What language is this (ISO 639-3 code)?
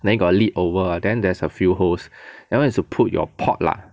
eng